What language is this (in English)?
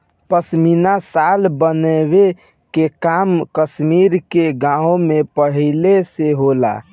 Bhojpuri